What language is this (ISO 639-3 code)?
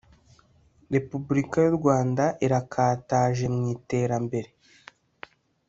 kin